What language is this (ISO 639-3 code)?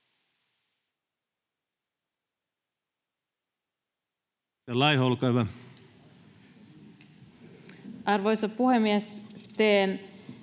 fin